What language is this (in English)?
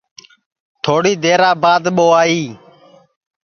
Sansi